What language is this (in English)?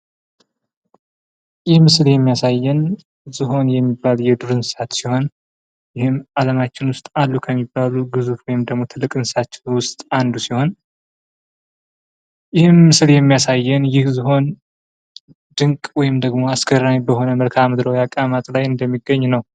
Amharic